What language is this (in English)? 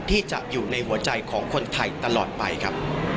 Thai